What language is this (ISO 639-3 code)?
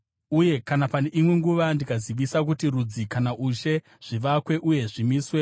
sna